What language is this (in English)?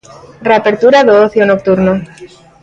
Galician